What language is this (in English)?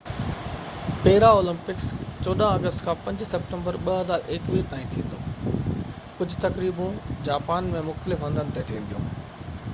Sindhi